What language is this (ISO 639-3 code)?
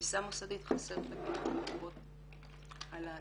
heb